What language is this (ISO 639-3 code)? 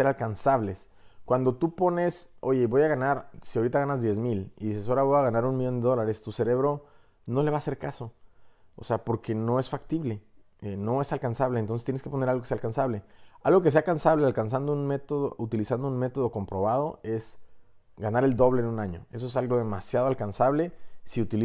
spa